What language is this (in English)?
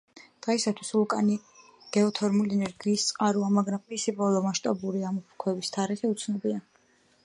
Georgian